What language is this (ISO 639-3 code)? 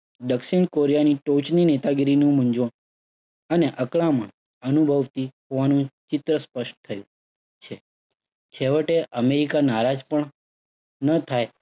guj